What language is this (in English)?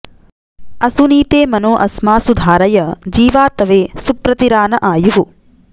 Sanskrit